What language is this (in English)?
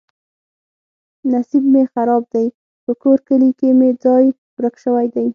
Pashto